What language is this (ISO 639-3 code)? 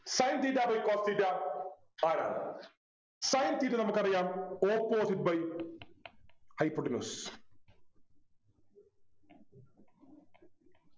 mal